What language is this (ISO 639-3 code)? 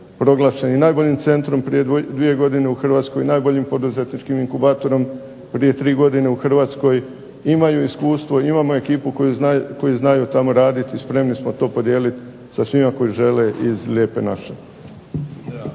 hrv